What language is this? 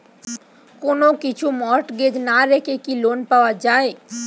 Bangla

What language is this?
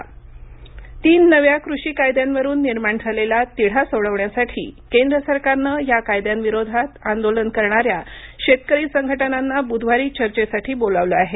Marathi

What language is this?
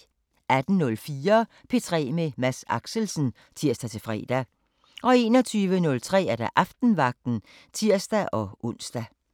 Danish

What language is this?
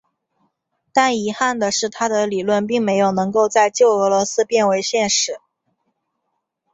Chinese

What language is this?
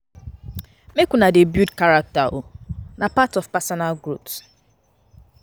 Nigerian Pidgin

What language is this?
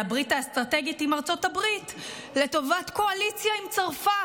Hebrew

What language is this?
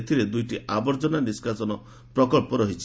Odia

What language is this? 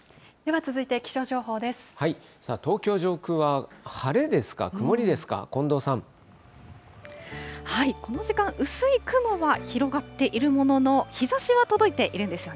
Japanese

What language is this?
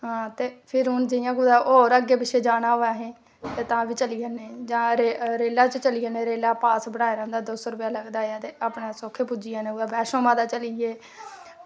Dogri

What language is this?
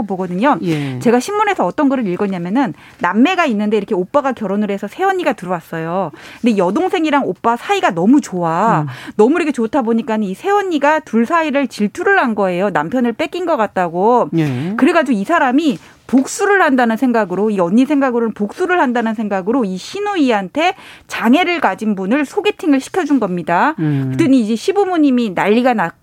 Korean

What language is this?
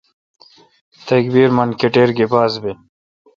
Kalkoti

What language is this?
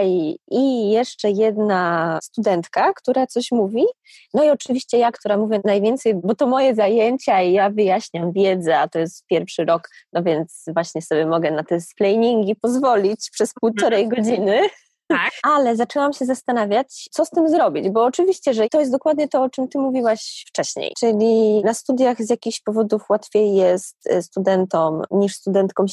Polish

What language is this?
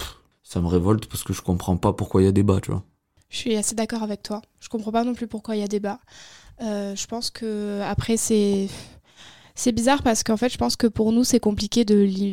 French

